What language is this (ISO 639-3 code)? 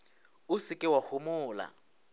nso